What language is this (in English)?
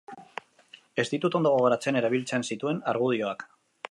Basque